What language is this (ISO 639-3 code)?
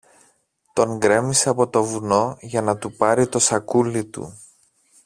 ell